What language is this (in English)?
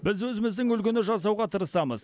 Kazakh